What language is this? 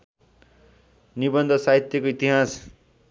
Nepali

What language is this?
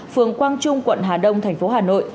Vietnamese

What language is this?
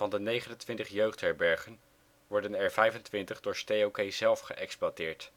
Dutch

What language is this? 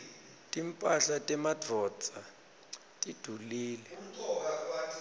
Swati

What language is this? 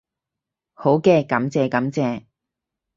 Cantonese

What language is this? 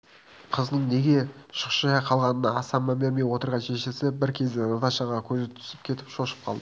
Kazakh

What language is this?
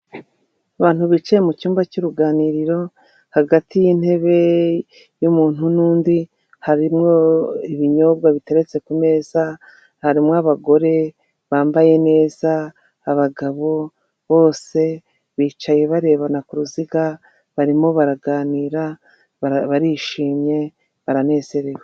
Kinyarwanda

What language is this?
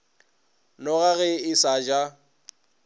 Northern Sotho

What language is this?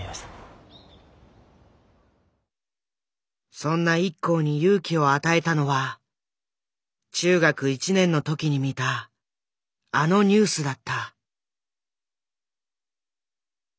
Japanese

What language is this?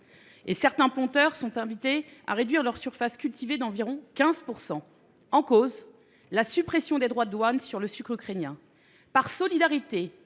French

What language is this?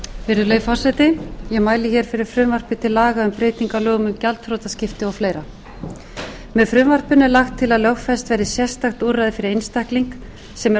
Icelandic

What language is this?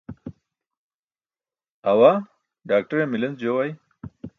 Burushaski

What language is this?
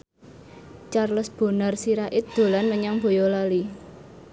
Javanese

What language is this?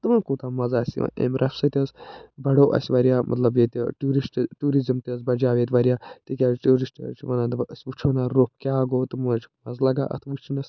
Kashmiri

